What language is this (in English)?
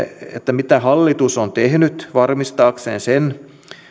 Finnish